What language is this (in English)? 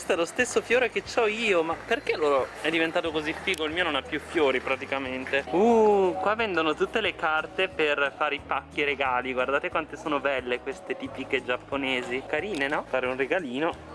Italian